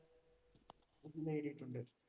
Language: Malayalam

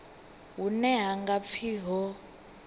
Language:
Venda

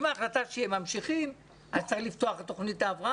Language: Hebrew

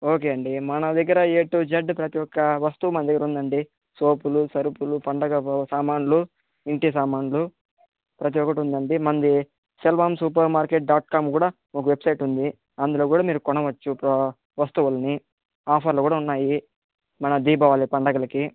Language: Telugu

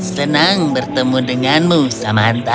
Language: Indonesian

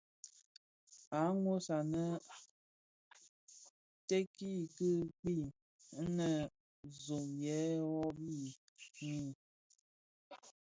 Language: Bafia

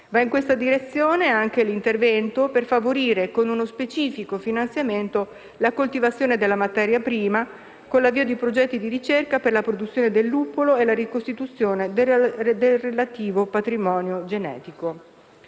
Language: Italian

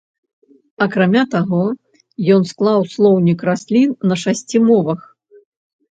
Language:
Belarusian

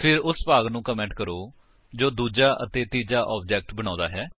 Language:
Punjabi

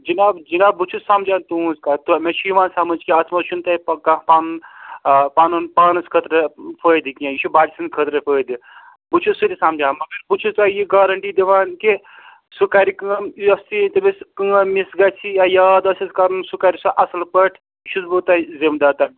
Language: Kashmiri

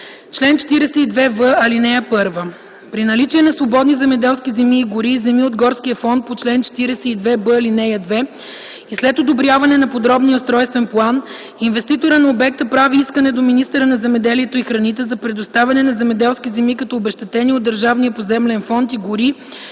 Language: Bulgarian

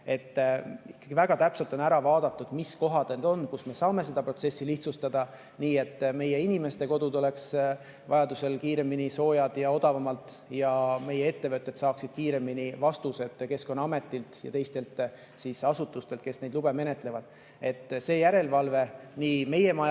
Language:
Estonian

